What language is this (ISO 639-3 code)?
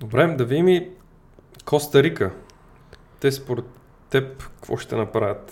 bul